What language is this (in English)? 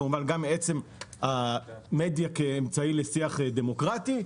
Hebrew